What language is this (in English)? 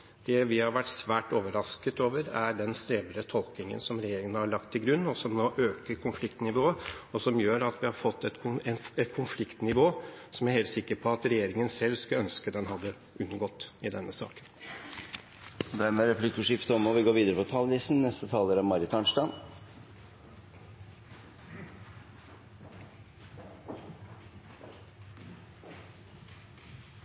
Norwegian